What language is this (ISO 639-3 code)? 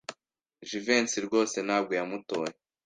kin